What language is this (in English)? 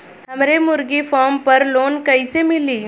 Bhojpuri